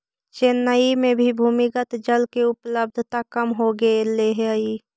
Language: Magahi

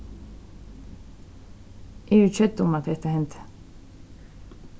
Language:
Faroese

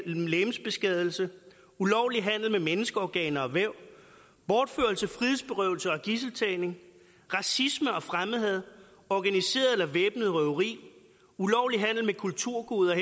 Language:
Danish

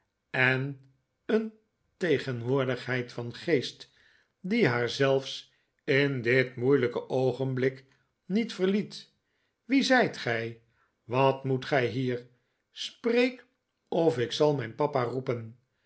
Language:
Dutch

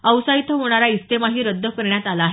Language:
Marathi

